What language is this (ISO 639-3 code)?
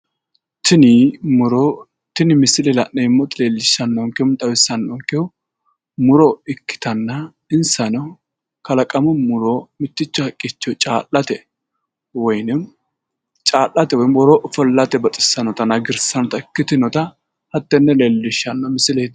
sid